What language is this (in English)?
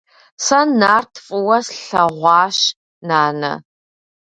Kabardian